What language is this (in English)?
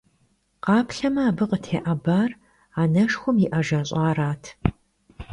Kabardian